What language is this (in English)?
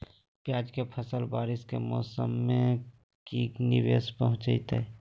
Magahi